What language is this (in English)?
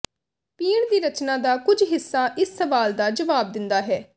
Punjabi